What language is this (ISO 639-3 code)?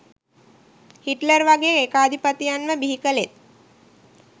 sin